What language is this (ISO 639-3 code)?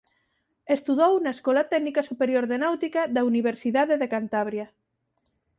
glg